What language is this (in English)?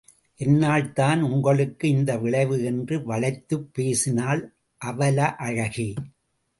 Tamil